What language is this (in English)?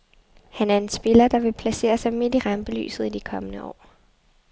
Danish